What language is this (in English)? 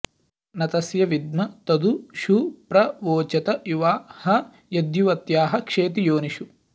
Sanskrit